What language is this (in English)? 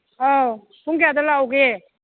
Manipuri